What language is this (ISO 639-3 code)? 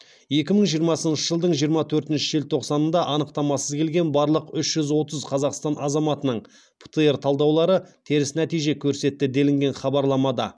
kaz